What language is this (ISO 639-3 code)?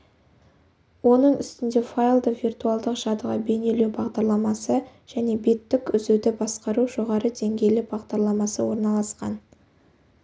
kaz